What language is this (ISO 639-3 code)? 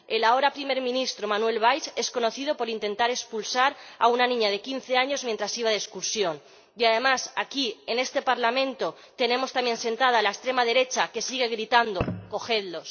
spa